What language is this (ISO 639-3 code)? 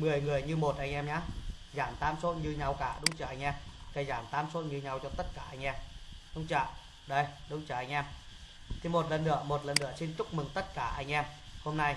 vie